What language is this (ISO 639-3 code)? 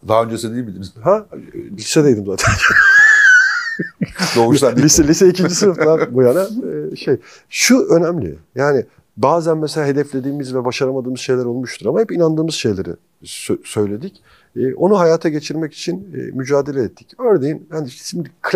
tur